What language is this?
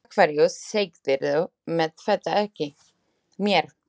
Icelandic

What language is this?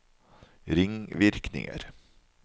Norwegian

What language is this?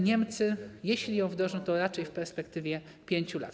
Polish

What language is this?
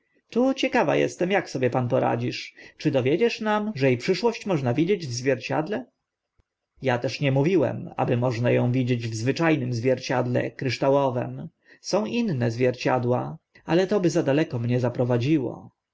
Polish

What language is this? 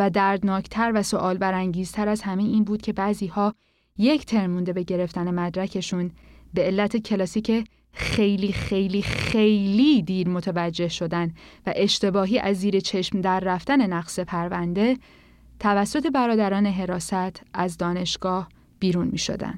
Persian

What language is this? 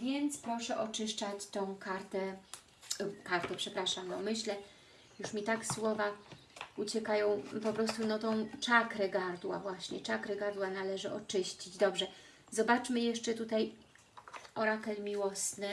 Polish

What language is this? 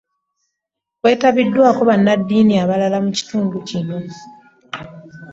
Ganda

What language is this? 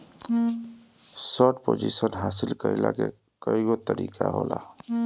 Bhojpuri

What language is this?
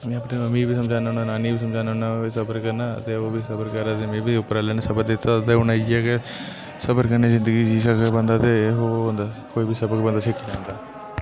Dogri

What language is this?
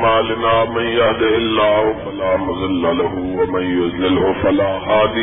Urdu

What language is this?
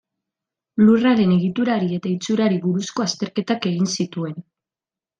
Basque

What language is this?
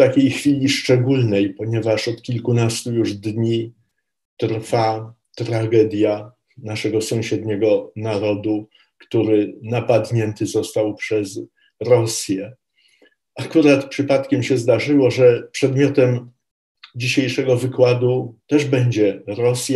Polish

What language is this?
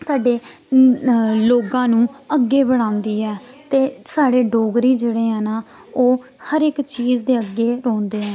Dogri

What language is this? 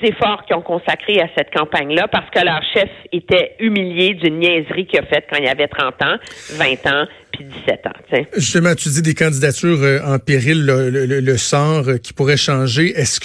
French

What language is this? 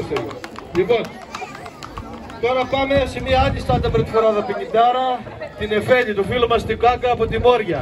Greek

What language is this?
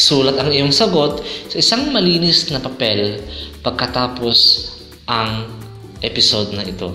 Filipino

